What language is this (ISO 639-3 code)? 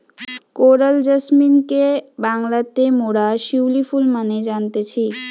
ben